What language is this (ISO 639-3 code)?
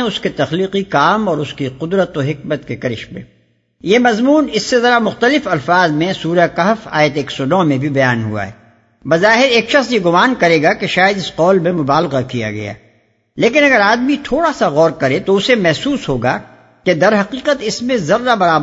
urd